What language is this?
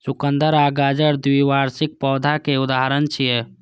Maithili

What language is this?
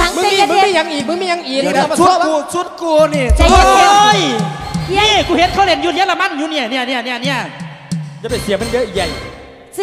Thai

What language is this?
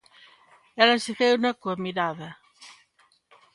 Galician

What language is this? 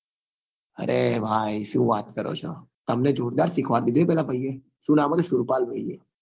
Gujarati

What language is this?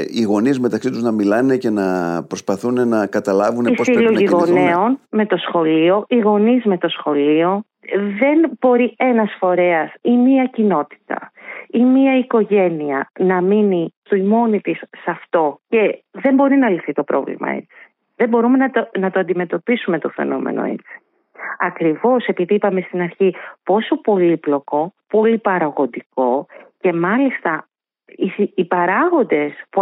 Greek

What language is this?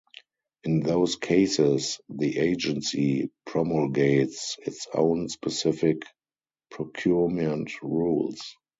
English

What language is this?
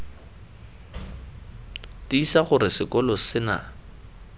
Tswana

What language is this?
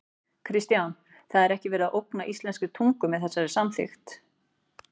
Icelandic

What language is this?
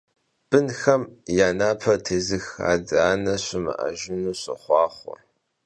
Kabardian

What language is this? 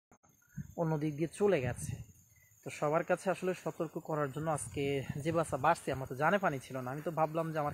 Romanian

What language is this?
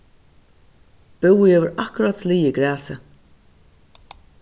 Faroese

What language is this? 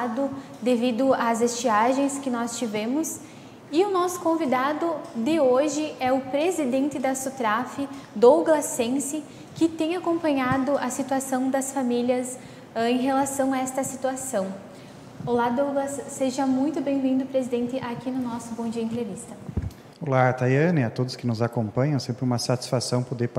Portuguese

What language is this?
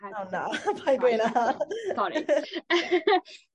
Welsh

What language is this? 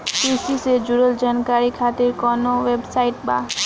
Bhojpuri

